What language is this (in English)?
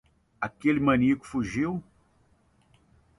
Portuguese